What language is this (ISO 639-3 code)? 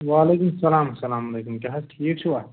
kas